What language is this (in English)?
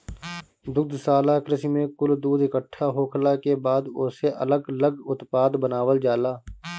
Bhojpuri